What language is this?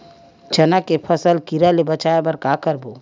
Chhattisgarhi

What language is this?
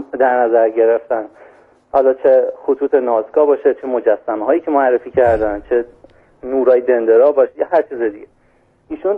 Persian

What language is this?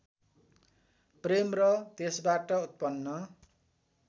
Nepali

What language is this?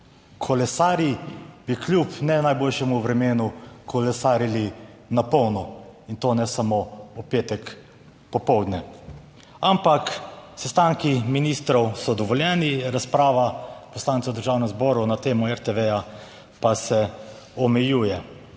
Slovenian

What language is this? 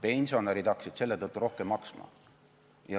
Estonian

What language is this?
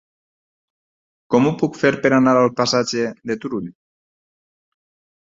Catalan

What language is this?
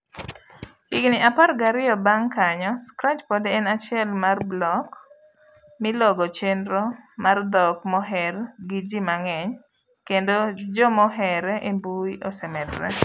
Luo (Kenya and Tanzania)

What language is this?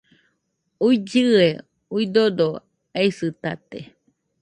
Nüpode Huitoto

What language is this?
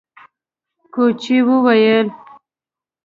Pashto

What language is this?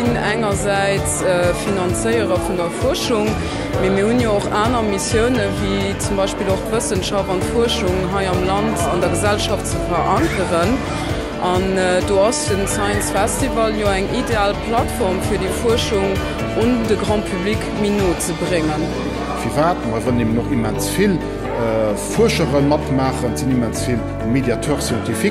German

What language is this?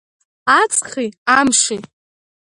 Abkhazian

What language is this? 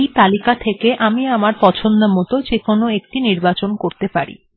Bangla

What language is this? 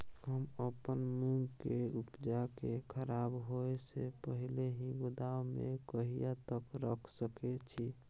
Maithili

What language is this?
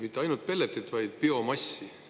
Estonian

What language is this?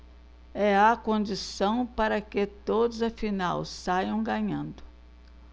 Portuguese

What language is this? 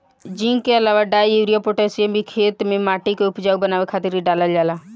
Bhojpuri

